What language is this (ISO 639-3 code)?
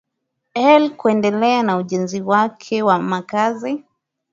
swa